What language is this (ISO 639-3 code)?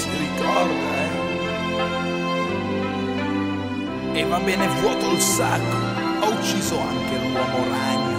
ita